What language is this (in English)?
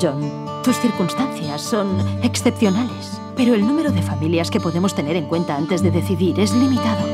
Spanish